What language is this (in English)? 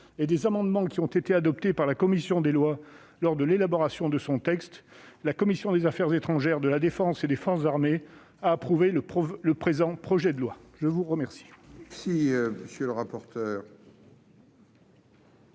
French